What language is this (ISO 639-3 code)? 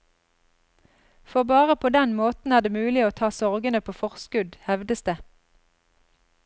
nor